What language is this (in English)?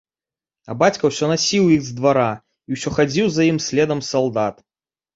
Belarusian